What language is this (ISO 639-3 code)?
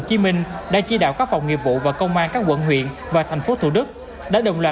vie